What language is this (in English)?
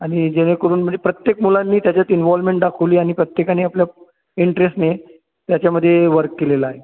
Marathi